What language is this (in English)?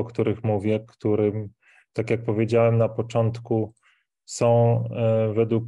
Polish